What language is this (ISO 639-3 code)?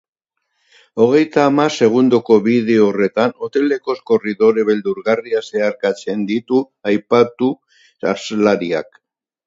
eus